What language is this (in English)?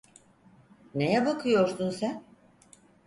Turkish